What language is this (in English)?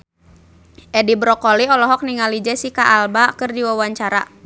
Sundanese